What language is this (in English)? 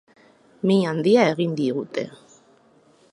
Basque